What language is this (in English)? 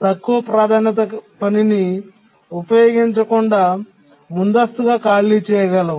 Telugu